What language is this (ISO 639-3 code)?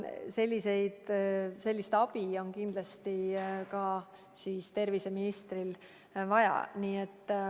est